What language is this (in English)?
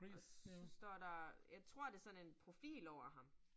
Danish